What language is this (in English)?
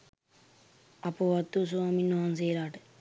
Sinhala